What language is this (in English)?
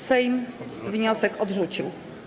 Polish